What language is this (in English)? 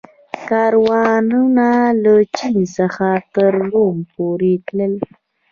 Pashto